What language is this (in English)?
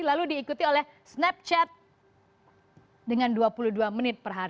Indonesian